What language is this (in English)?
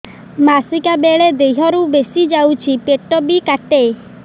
Odia